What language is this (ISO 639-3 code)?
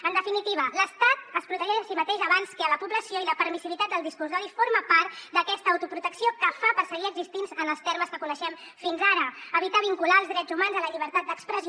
cat